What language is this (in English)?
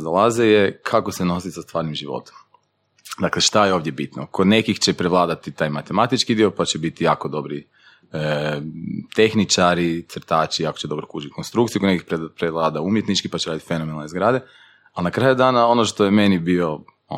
Croatian